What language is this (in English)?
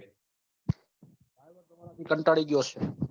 Gujarati